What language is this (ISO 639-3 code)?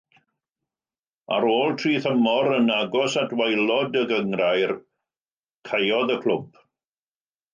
cym